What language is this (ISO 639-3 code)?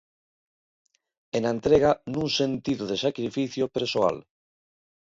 glg